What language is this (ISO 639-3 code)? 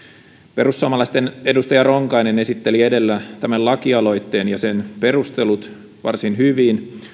fin